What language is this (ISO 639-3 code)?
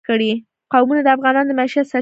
pus